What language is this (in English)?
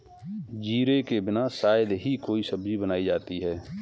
Hindi